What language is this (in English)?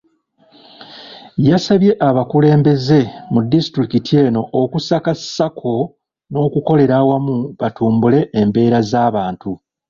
Ganda